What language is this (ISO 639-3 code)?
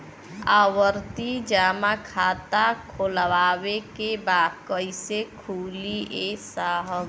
bho